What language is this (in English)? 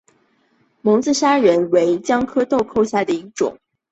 Chinese